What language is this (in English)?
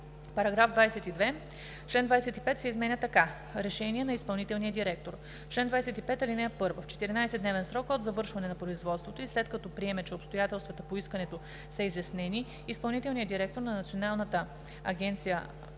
Bulgarian